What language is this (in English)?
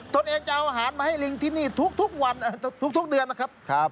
Thai